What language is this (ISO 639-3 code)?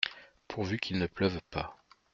fra